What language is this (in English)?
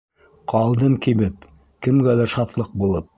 Bashkir